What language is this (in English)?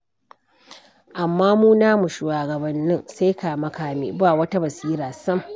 Hausa